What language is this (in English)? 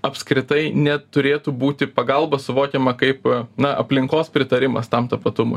Lithuanian